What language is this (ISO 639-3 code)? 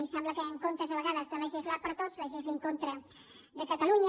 cat